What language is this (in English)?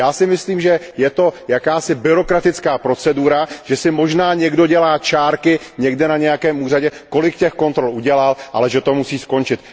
Czech